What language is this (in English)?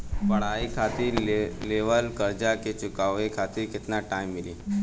Bhojpuri